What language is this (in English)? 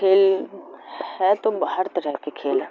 Urdu